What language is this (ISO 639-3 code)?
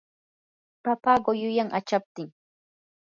qur